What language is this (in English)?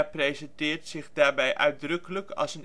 Dutch